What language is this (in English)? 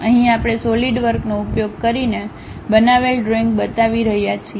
Gujarati